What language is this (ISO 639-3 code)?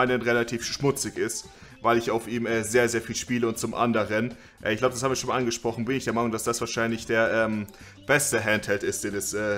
deu